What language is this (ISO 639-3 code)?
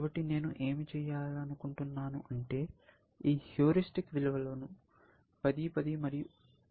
tel